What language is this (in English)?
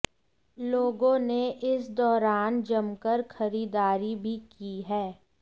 Hindi